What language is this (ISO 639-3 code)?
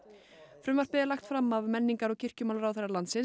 isl